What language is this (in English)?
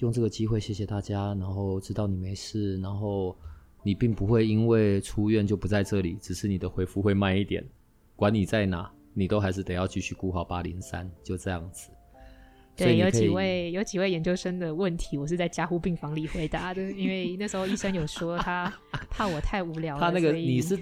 Chinese